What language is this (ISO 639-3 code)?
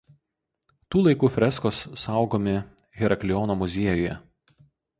lit